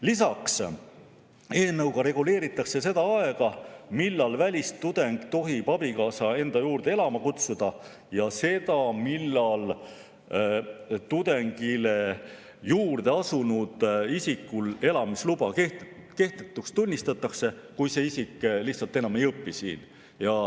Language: Estonian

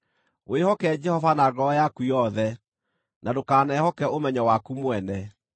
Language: Kikuyu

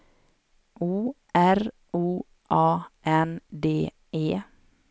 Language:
Swedish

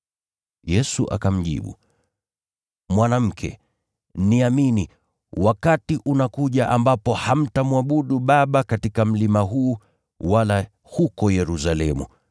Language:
Swahili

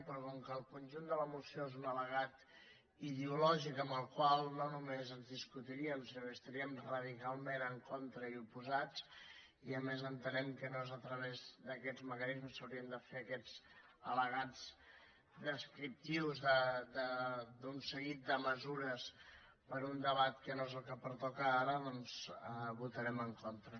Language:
Catalan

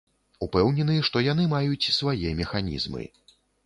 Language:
Belarusian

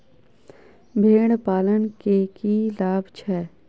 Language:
Maithili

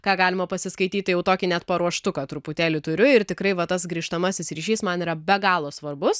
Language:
Lithuanian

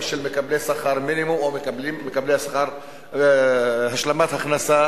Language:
Hebrew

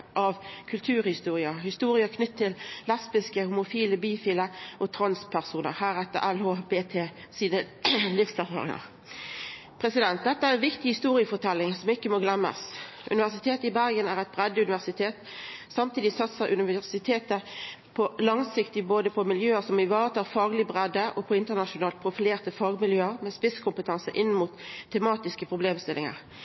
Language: Norwegian Nynorsk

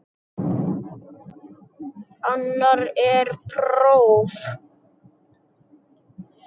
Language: Icelandic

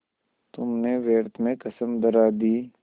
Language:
Hindi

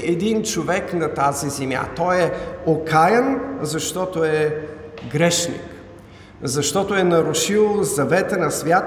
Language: Bulgarian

